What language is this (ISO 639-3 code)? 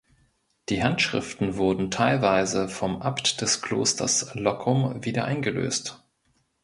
deu